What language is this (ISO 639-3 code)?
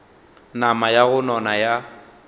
nso